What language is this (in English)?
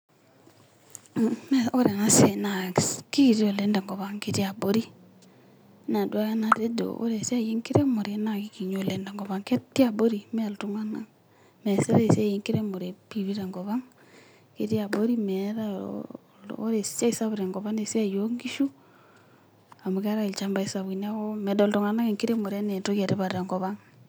Masai